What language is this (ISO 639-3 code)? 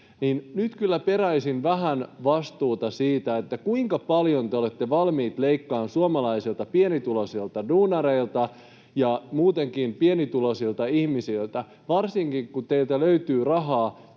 fin